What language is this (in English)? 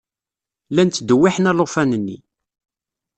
Kabyle